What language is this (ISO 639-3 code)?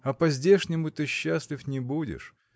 rus